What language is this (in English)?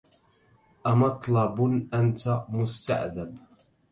Arabic